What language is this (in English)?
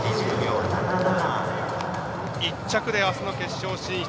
Japanese